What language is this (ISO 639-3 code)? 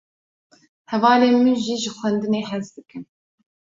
kur